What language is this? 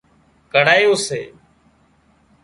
Wadiyara Koli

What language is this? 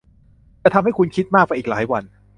Thai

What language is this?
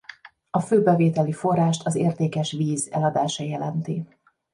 Hungarian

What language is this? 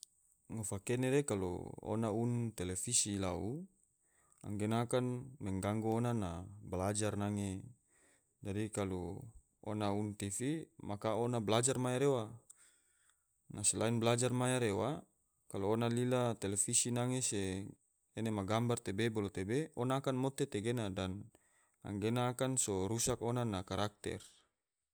Tidore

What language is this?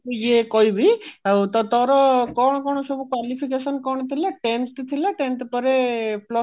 Odia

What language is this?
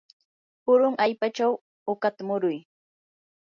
Yanahuanca Pasco Quechua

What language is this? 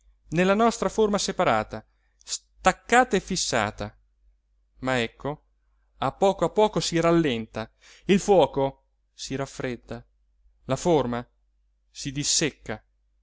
Italian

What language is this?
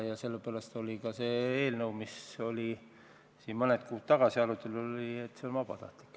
Estonian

